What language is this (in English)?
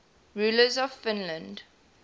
English